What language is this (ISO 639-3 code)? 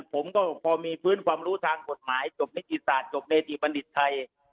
tha